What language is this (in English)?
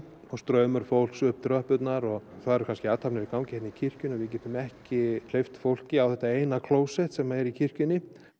Icelandic